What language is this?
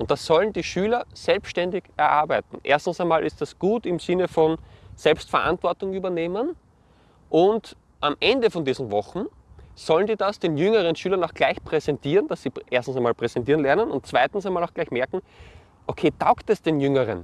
German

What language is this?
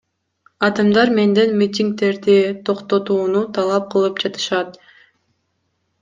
Kyrgyz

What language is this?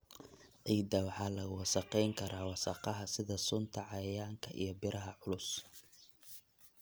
Somali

